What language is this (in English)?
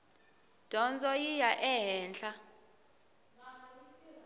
Tsonga